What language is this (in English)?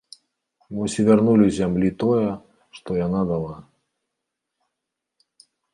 Belarusian